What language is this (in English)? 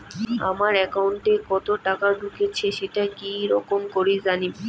Bangla